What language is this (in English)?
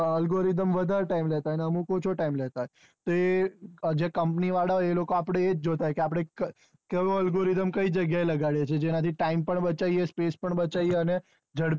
Gujarati